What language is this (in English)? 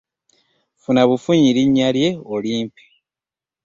Ganda